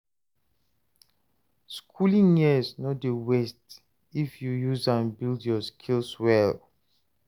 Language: Nigerian Pidgin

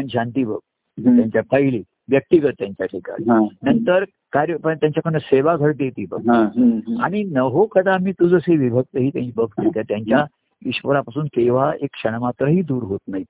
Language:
Marathi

